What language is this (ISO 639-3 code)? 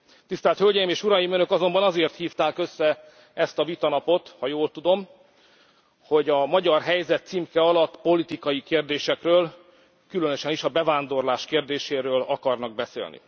hun